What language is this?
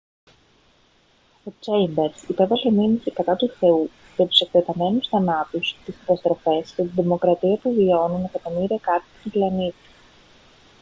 Greek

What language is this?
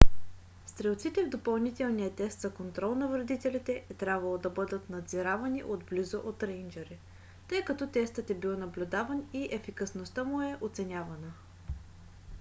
Bulgarian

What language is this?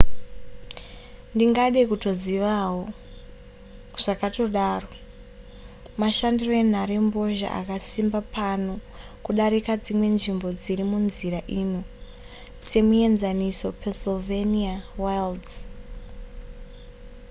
Shona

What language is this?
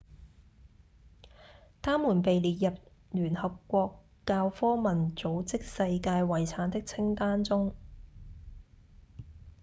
Cantonese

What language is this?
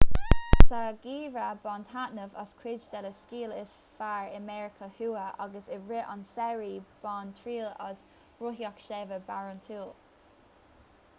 Irish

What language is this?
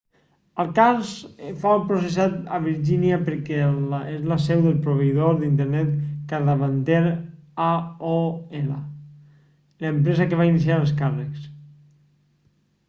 Catalan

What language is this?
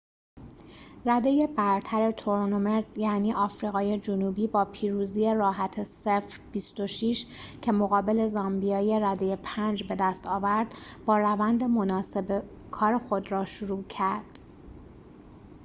Persian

